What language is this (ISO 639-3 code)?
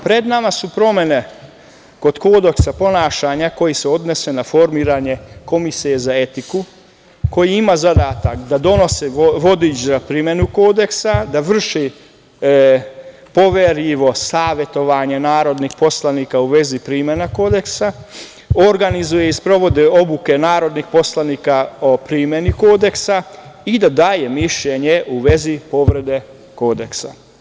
srp